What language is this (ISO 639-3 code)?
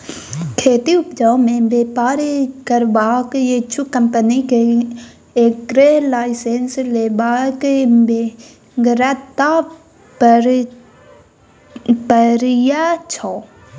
mai